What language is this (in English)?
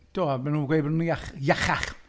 Welsh